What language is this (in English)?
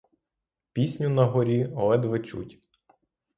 Ukrainian